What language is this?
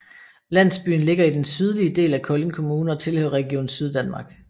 Danish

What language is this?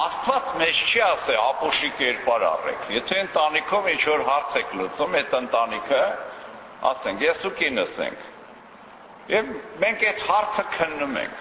Romanian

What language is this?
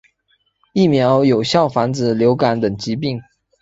Chinese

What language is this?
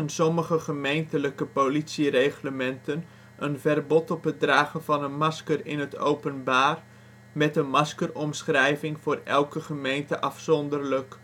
Dutch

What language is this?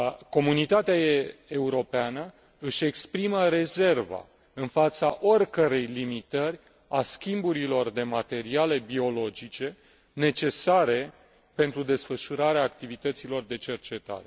Romanian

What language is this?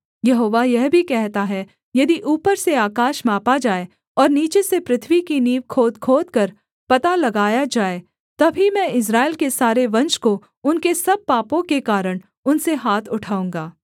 Hindi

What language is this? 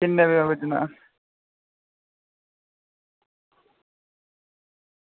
Dogri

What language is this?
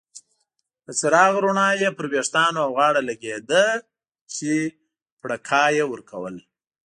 Pashto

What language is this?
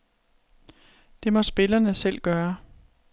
Danish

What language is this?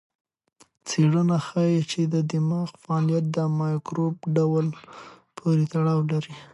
Pashto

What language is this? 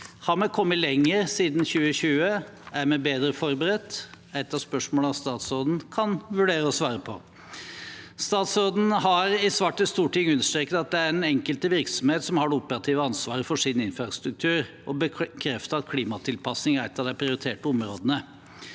Norwegian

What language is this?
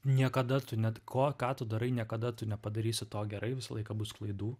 Lithuanian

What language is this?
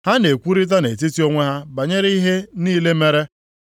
Igbo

